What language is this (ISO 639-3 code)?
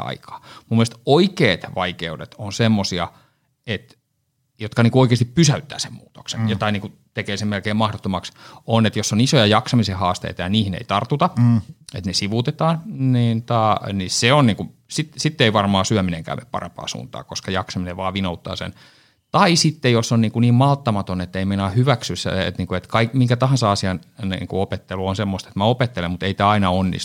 fin